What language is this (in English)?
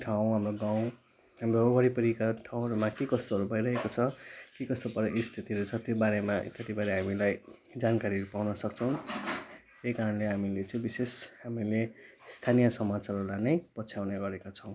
Nepali